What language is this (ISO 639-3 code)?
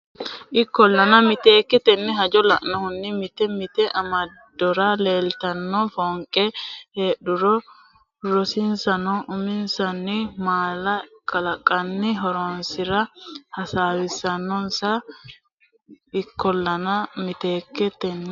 sid